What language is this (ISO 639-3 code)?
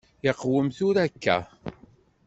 kab